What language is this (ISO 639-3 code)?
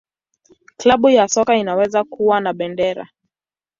swa